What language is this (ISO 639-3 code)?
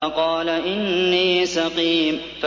ara